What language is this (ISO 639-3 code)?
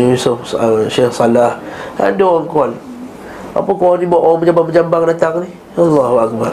msa